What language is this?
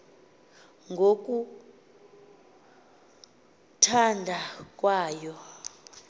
Xhosa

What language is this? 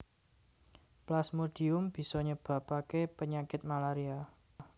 Javanese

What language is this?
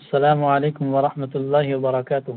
Urdu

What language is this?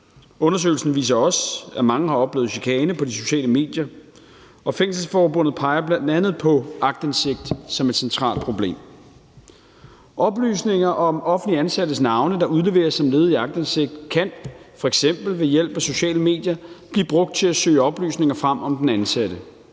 Danish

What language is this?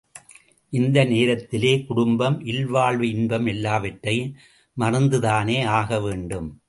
Tamil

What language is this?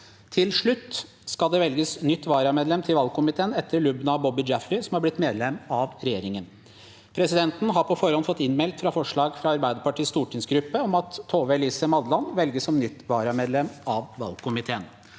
Norwegian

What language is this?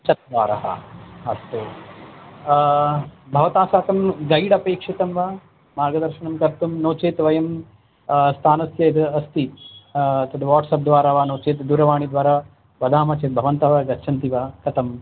Sanskrit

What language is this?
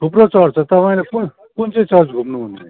Nepali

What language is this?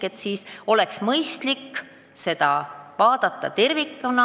Estonian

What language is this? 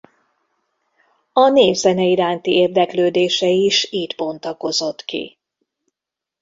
Hungarian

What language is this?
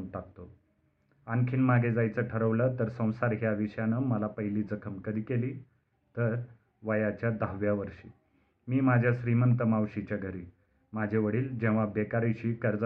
Marathi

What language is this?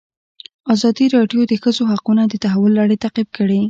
Pashto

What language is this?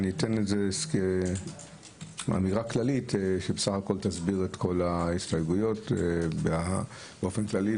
Hebrew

